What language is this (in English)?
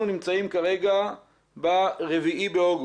Hebrew